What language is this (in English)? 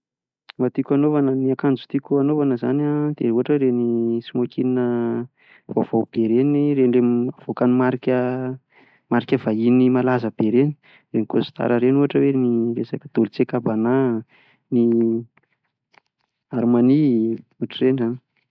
Malagasy